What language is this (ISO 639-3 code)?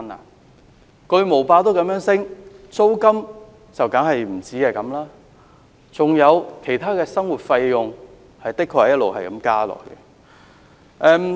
yue